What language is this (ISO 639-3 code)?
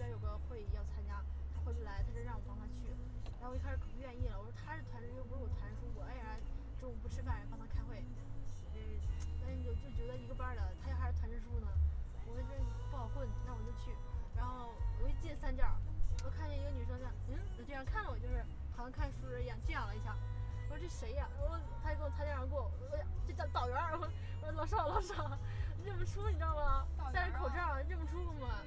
zho